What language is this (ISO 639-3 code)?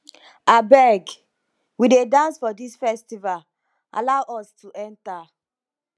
pcm